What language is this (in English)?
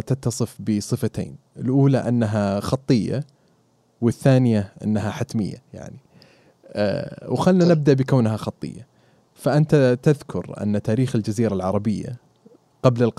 Arabic